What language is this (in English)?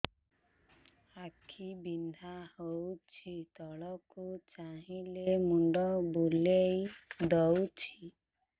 Odia